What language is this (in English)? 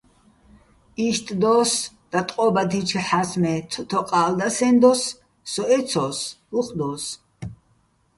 Bats